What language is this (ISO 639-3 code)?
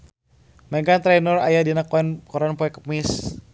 sun